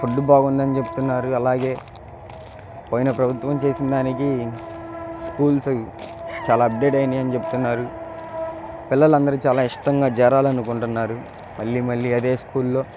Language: Telugu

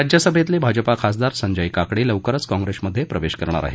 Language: Marathi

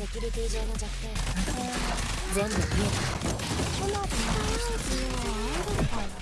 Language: Japanese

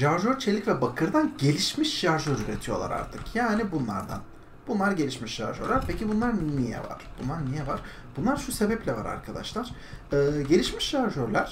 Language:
Turkish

